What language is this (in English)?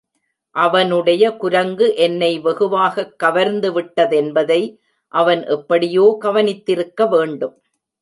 Tamil